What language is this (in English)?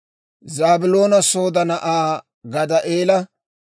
Dawro